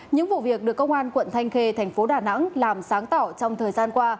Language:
Vietnamese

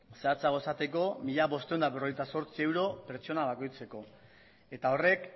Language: Basque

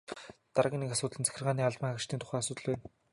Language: Mongolian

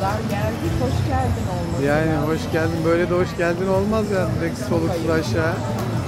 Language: Turkish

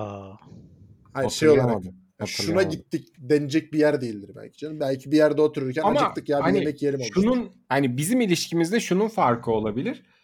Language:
Turkish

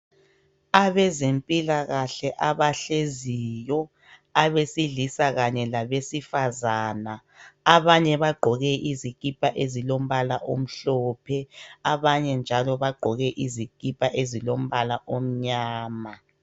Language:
North Ndebele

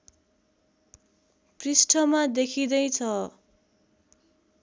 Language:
Nepali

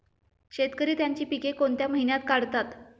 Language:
Marathi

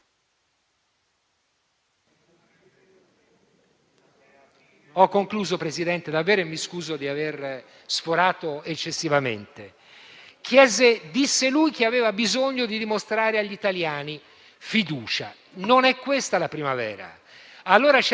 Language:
Italian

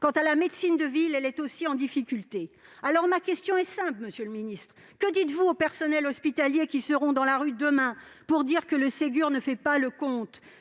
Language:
French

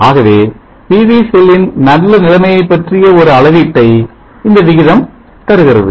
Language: Tamil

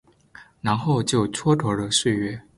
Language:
Chinese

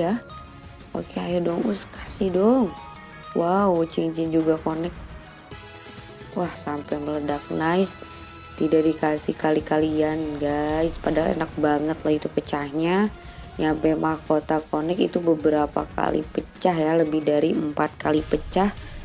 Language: Indonesian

